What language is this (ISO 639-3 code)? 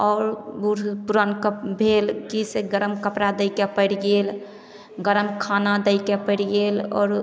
mai